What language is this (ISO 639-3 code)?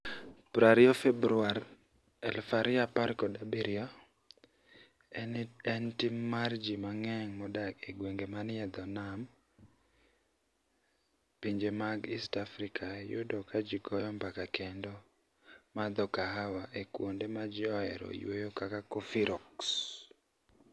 luo